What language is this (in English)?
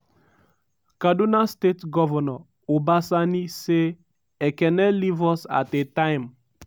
Nigerian Pidgin